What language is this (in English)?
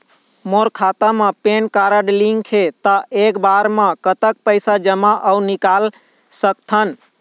Chhattisgarhi